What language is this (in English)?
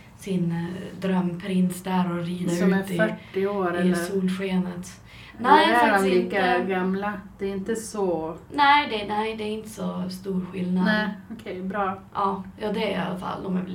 Swedish